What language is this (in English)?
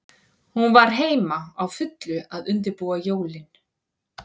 Icelandic